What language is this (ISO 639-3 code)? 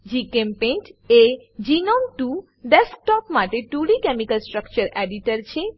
guj